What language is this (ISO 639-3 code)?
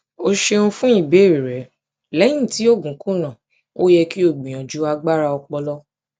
yor